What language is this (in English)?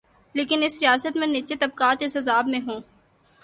Urdu